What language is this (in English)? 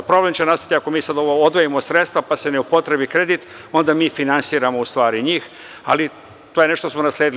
Serbian